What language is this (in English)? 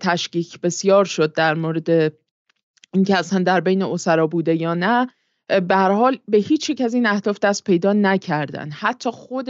Persian